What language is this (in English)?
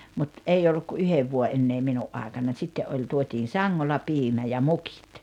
Finnish